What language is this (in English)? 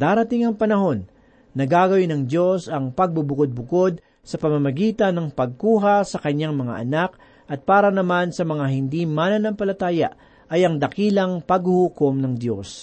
Filipino